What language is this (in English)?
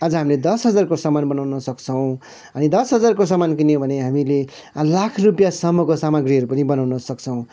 Nepali